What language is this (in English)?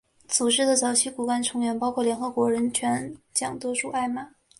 Chinese